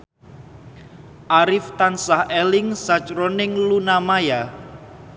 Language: Javanese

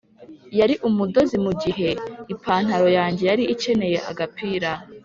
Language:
Kinyarwanda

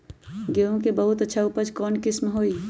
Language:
Magahi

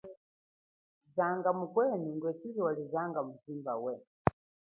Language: Chokwe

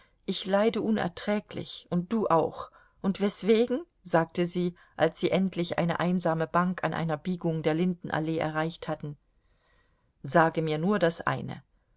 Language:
German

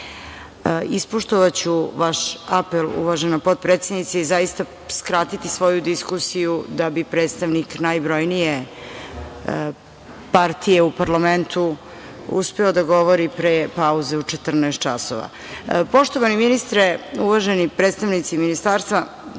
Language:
Serbian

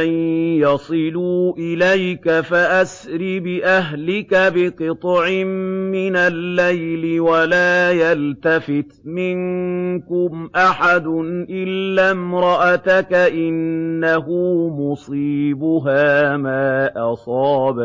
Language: Arabic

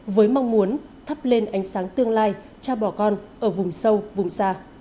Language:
Vietnamese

